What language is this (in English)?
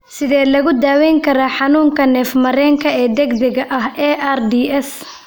Somali